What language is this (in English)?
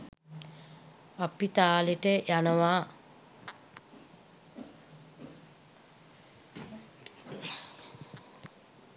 Sinhala